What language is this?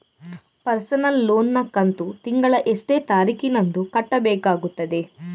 Kannada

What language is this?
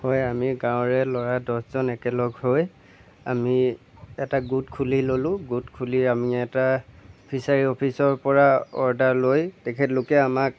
Assamese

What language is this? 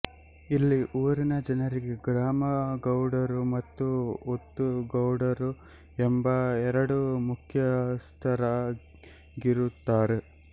Kannada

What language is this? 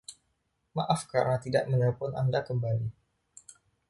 Indonesian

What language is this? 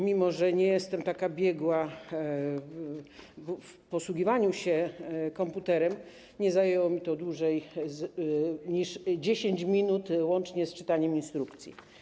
Polish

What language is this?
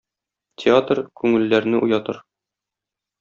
Tatar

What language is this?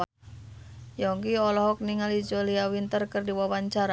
Sundanese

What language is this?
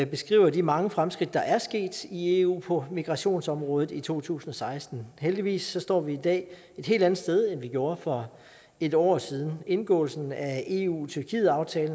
Danish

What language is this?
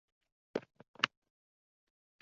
Uzbek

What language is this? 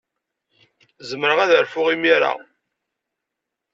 Kabyle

